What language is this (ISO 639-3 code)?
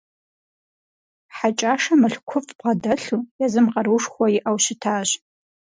kbd